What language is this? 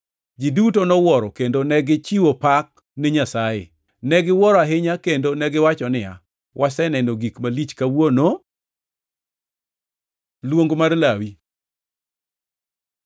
Luo (Kenya and Tanzania)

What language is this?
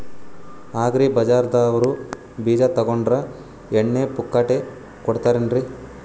Kannada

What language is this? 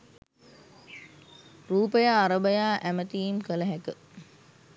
Sinhala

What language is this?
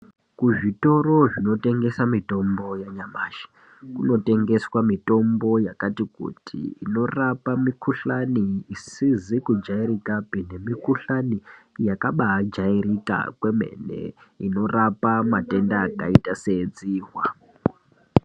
Ndau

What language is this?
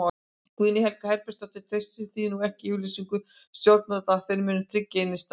Icelandic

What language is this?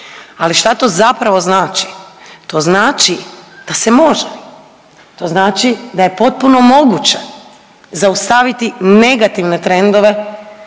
Croatian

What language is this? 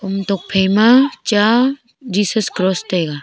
Wancho Naga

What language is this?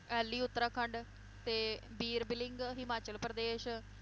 Punjabi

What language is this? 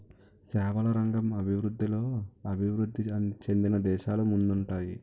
Telugu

